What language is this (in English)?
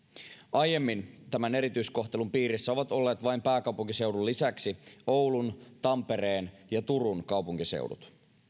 Finnish